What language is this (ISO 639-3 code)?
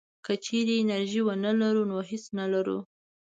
pus